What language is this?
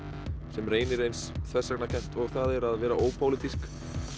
Icelandic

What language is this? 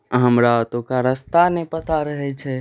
Maithili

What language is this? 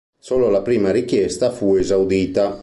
Italian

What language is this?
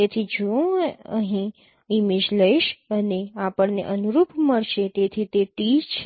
Gujarati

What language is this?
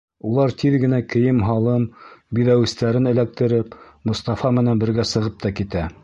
Bashkir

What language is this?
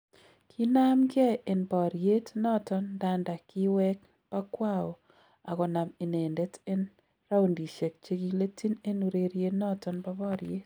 Kalenjin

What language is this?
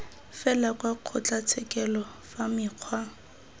Tswana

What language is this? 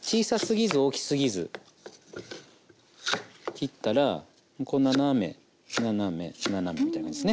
Japanese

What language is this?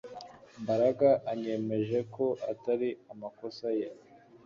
Kinyarwanda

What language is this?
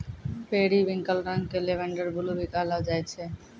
Maithili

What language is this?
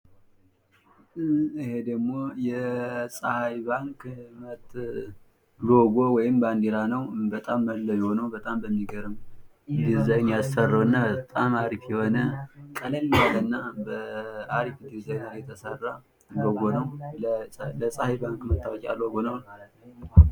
Amharic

